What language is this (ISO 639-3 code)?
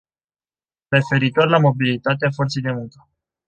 ron